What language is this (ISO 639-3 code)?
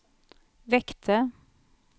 swe